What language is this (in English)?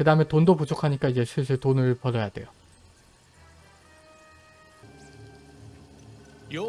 Korean